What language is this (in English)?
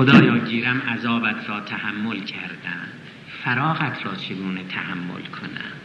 Persian